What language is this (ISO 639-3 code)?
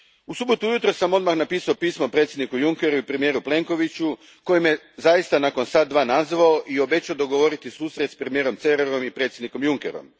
hrv